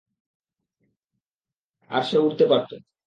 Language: Bangla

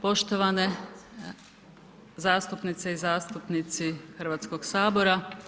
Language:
Croatian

